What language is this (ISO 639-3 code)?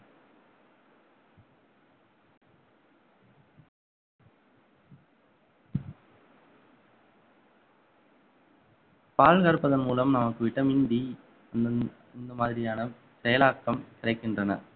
tam